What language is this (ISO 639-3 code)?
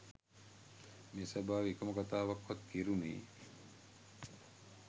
sin